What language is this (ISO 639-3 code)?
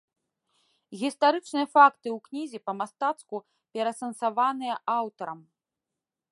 bel